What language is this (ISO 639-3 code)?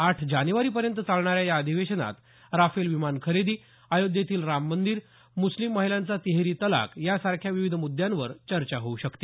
mar